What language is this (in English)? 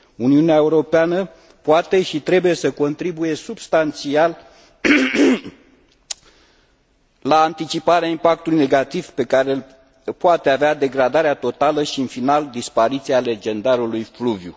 Romanian